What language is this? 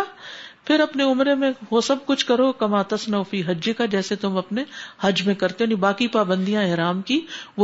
Urdu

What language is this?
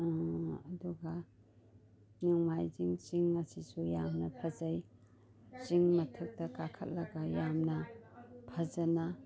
Manipuri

